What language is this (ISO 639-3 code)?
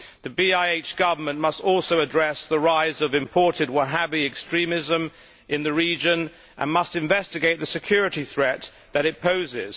eng